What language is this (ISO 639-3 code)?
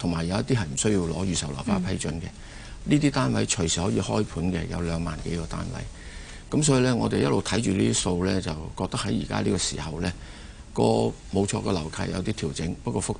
zho